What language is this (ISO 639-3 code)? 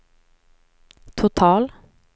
swe